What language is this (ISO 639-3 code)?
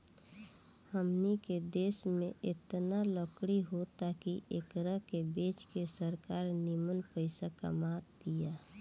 bho